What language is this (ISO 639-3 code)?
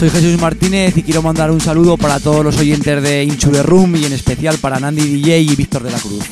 spa